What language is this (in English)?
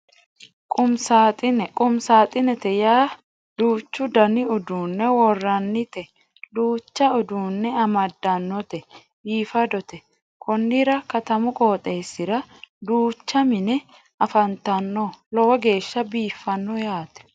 Sidamo